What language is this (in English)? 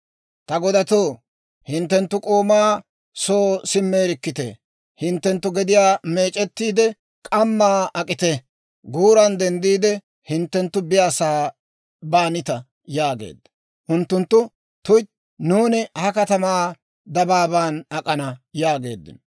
Dawro